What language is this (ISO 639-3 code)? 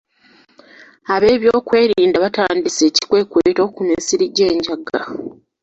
lug